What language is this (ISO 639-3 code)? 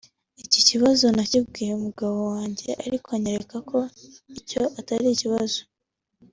kin